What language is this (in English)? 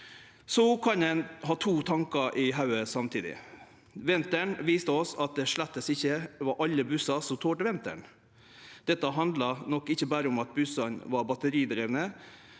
Norwegian